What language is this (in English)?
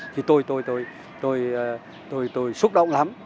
Vietnamese